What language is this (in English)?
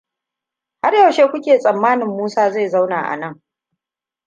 Hausa